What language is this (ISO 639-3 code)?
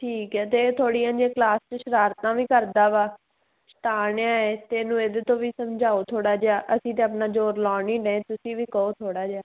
pan